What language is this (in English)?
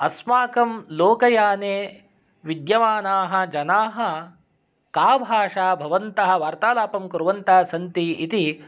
Sanskrit